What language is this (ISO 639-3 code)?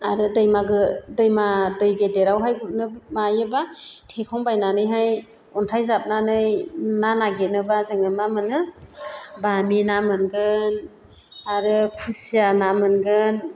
brx